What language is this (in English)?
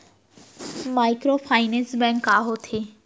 Chhattisgarhi